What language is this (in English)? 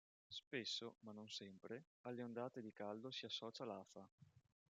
Italian